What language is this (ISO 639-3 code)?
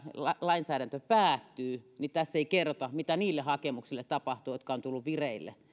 fin